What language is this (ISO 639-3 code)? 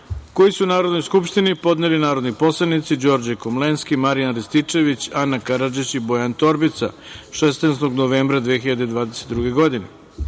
srp